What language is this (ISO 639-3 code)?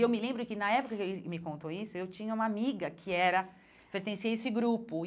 por